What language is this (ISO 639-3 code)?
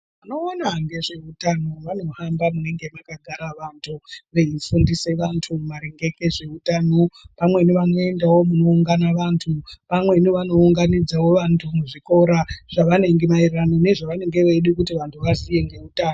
ndc